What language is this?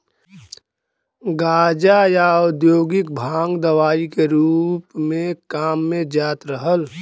Bhojpuri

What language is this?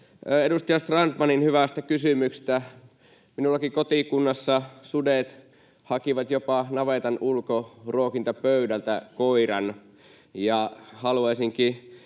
Finnish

